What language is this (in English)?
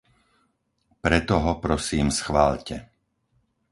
Slovak